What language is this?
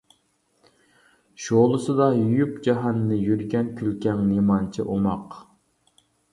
Uyghur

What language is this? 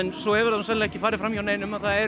Icelandic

